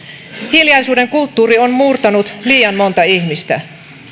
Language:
Finnish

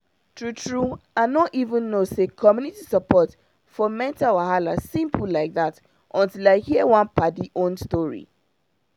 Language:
Nigerian Pidgin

